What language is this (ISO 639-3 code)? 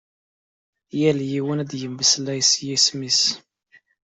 kab